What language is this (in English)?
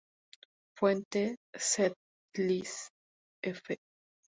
Spanish